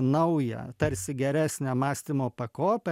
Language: Lithuanian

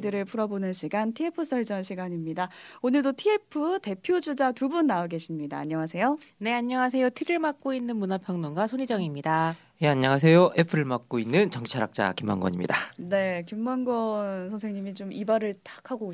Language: Korean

